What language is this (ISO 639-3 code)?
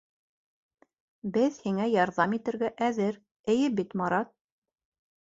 bak